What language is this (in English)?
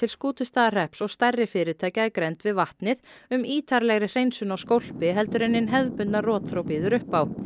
Icelandic